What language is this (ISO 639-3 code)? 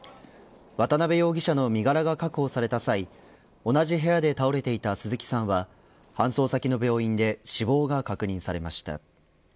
jpn